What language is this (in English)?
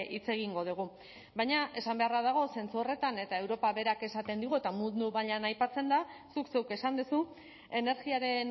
Basque